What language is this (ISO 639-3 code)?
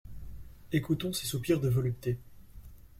fra